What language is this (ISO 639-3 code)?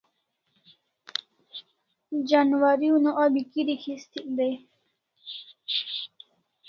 kls